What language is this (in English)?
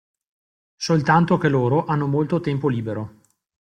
Italian